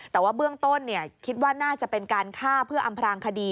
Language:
Thai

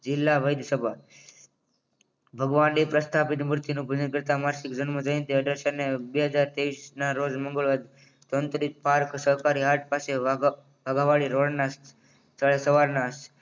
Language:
Gujarati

